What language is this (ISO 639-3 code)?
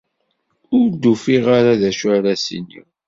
kab